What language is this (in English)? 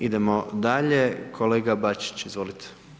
Croatian